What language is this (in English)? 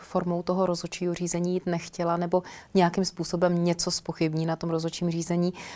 Czech